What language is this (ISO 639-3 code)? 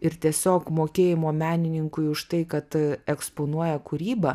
lit